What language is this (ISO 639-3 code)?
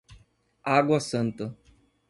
por